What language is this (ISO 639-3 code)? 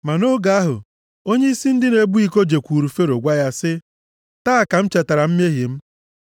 ibo